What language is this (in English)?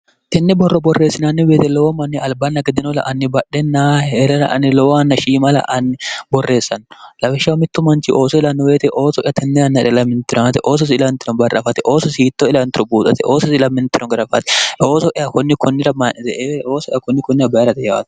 Sidamo